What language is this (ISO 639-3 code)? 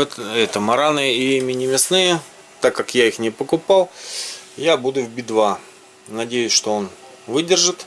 rus